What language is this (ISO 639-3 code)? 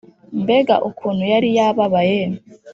kin